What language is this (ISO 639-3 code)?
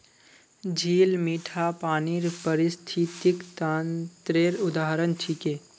mag